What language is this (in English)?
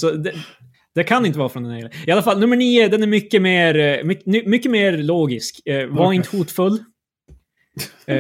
Swedish